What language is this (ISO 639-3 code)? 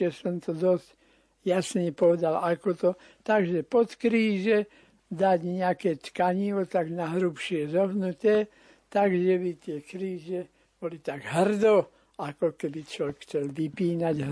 slk